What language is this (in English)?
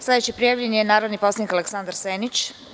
Serbian